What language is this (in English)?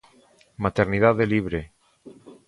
Galician